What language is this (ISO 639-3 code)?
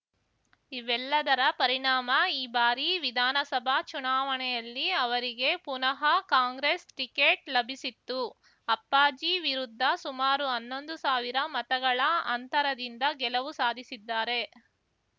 kan